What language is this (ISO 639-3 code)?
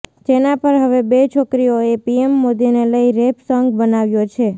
guj